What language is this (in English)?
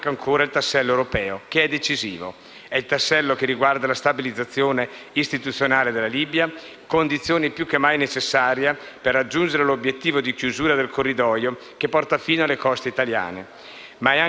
Italian